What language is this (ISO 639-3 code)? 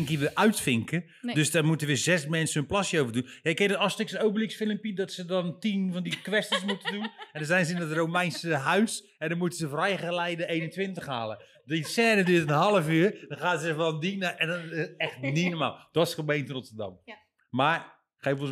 nld